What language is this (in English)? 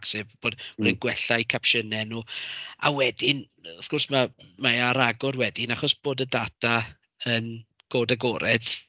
Welsh